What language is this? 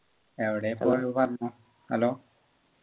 Malayalam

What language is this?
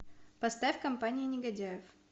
Russian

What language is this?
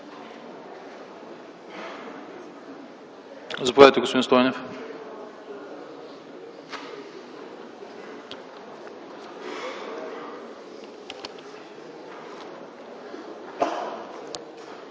Bulgarian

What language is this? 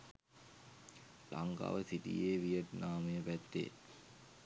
Sinhala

